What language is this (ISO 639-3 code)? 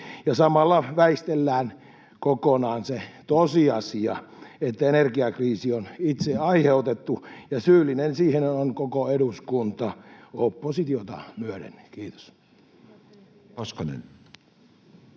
fin